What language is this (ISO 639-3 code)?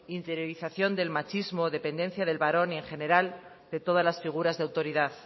spa